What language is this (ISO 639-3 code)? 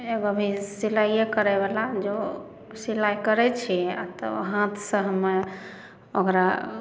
mai